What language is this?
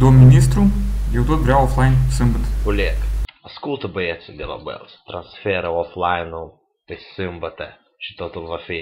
Romanian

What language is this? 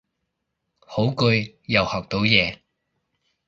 Cantonese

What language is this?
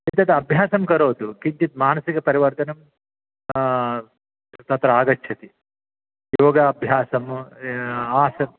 Sanskrit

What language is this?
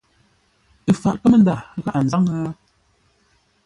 Ngombale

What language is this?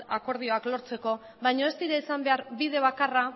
Basque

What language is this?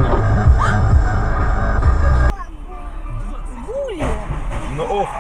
Russian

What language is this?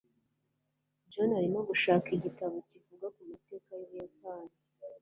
Kinyarwanda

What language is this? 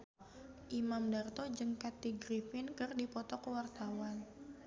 Sundanese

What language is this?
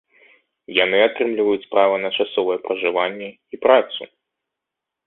Belarusian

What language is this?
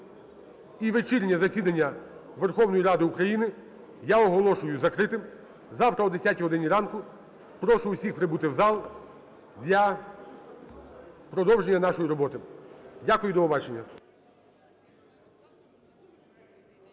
Ukrainian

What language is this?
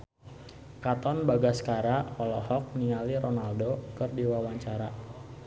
Sundanese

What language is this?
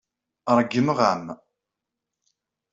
Kabyle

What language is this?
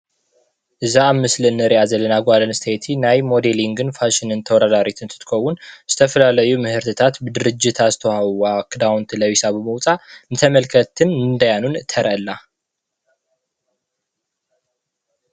Tigrinya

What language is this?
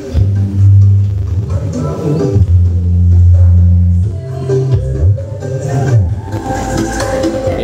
Indonesian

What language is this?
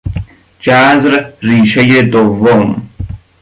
Persian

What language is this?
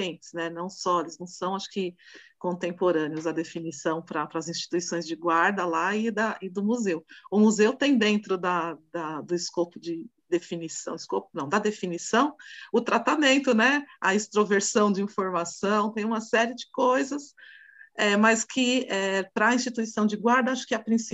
Portuguese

